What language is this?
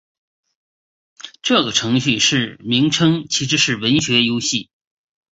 Chinese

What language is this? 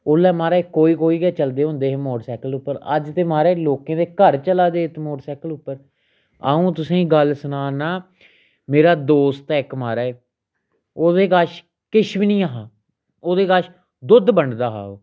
Dogri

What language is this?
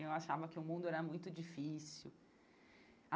Portuguese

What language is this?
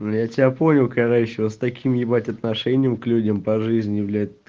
Russian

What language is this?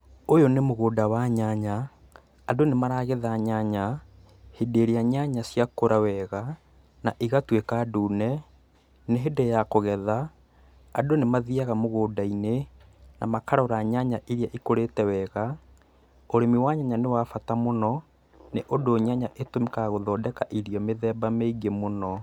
Kikuyu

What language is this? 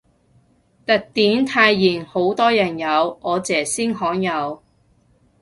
Cantonese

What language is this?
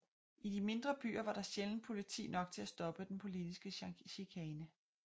Danish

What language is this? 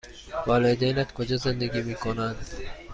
Persian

